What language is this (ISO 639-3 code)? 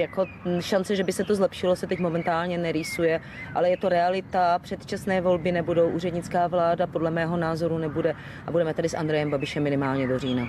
ces